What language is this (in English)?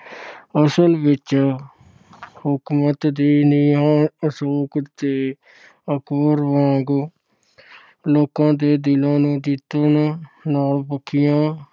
Punjabi